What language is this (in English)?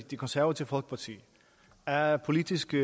Danish